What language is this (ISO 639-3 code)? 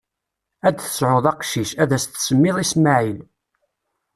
kab